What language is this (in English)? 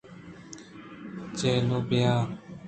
Eastern Balochi